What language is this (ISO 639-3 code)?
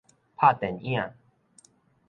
nan